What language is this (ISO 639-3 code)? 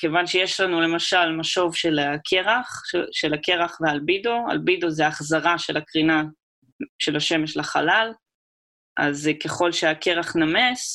heb